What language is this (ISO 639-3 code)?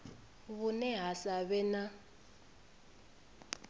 ven